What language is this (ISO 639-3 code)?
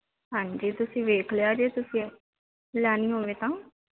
pan